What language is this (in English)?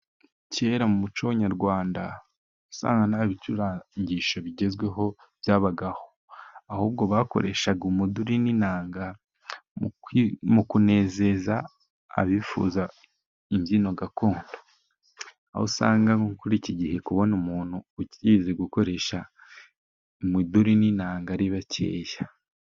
Kinyarwanda